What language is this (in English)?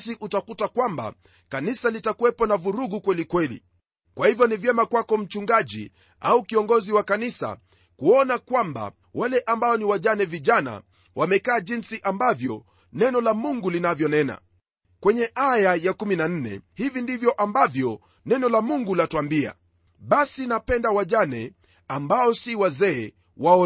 Swahili